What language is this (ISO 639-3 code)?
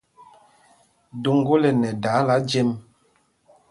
mgg